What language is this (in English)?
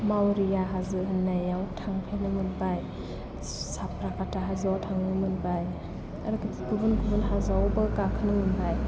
Bodo